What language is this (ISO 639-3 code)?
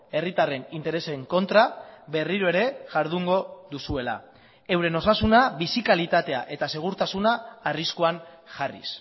eus